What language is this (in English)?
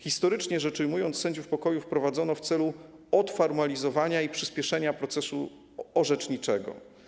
Polish